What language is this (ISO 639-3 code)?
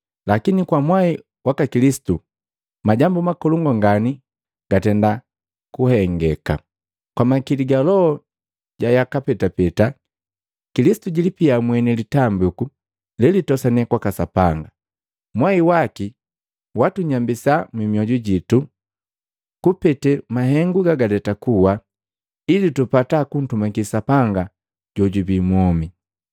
mgv